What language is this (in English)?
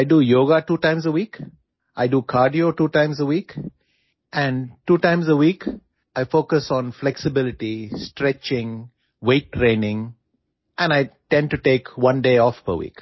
English